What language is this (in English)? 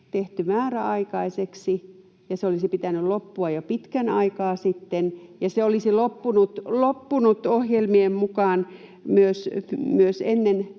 Finnish